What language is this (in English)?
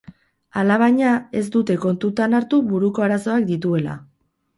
Basque